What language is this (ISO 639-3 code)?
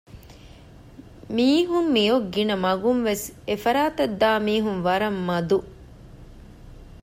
div